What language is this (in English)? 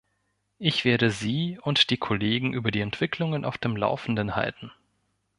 German